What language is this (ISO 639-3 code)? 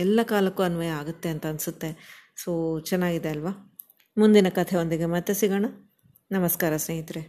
kan